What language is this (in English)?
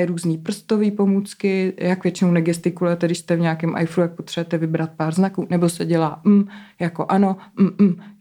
Czech